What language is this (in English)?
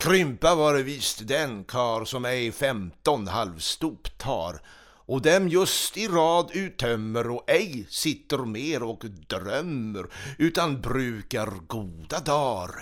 Swedish